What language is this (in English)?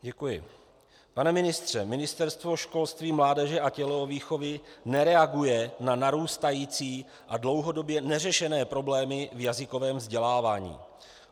Czech